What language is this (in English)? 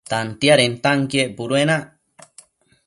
Matsés